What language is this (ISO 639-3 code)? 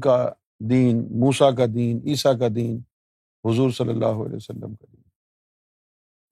urd